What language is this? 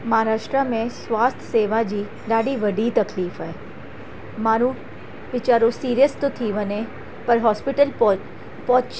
Sindhi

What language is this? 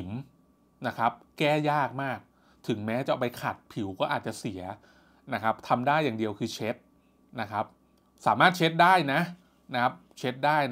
Thai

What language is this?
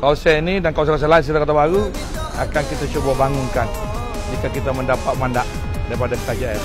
Malay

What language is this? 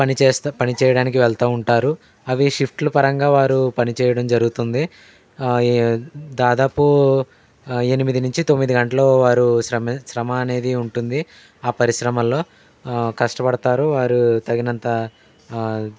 Telugu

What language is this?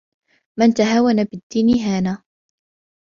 Arabic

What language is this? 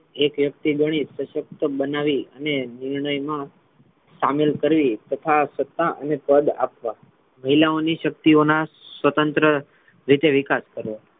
Gujarati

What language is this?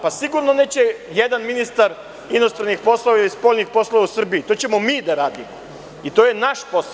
Serbian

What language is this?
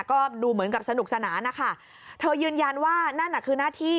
Thai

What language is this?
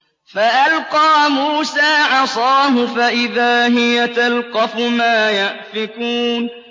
Arabic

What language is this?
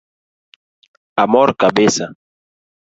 Luo (Kenya and Tanzania)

